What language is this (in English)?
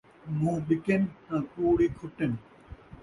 Saraiki